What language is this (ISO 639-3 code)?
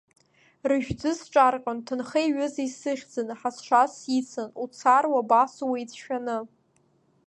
abk